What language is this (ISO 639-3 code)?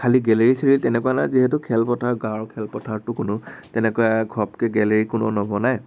asm